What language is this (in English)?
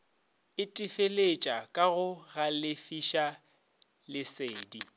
Northern Sotho